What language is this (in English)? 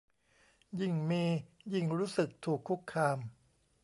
Thai